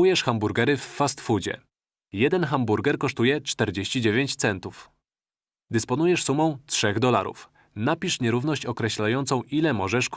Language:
Polish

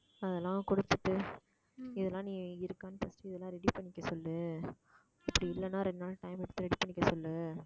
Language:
Tamil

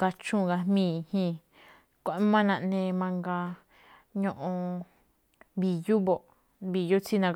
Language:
Malinaltepec Me'phaa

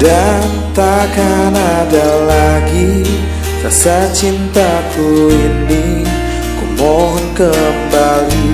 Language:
Indonesian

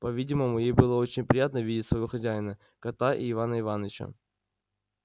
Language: Russian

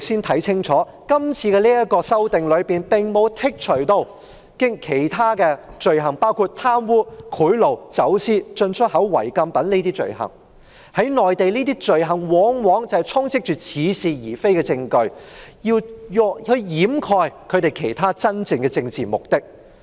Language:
Cantonese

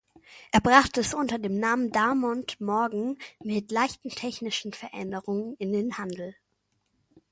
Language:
German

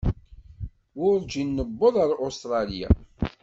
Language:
Kabyle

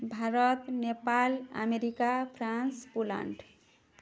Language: Odia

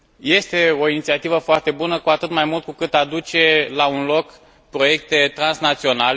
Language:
Romanian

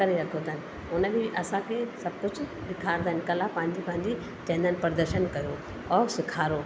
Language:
Sindhi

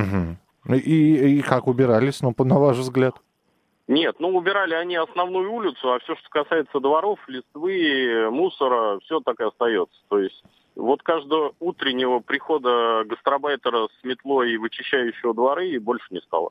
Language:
Russian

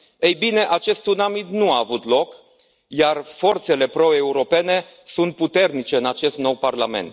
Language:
Romanian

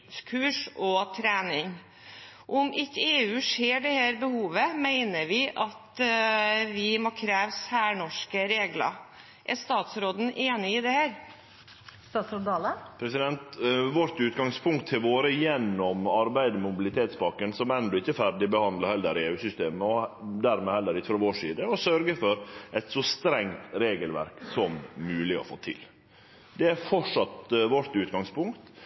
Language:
Norwegian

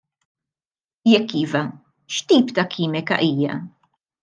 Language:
Maltese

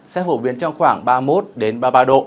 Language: Vietnamese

